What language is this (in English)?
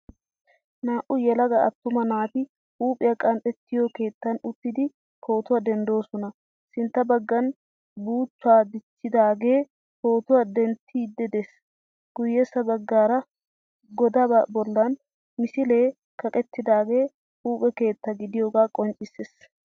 Wolaytta